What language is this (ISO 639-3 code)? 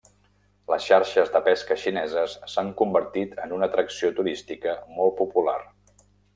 cat